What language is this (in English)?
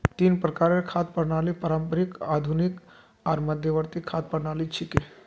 Magahi